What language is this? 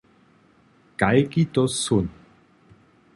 Upper Sorbian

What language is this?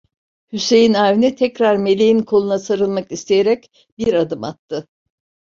Turkish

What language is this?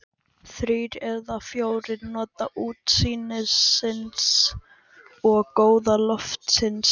Icelandic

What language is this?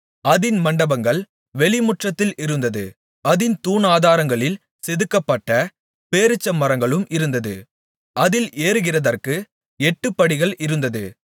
Tamil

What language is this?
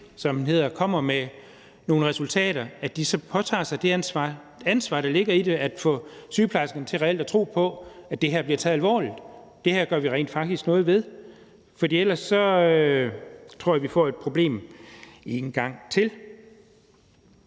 Danish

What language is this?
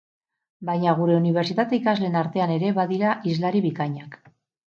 Basque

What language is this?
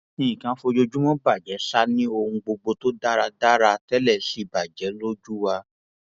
Yoruba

